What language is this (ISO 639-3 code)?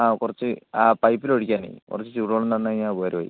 mal